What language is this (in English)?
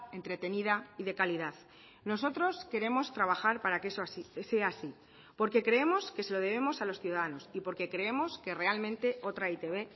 Spanish